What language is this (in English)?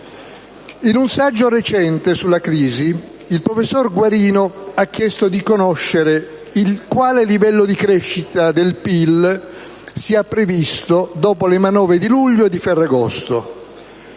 Italian